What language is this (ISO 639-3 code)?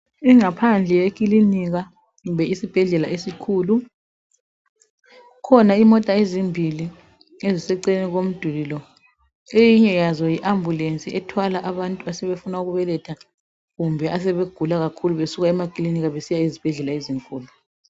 nde